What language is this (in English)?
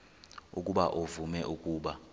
Xhosa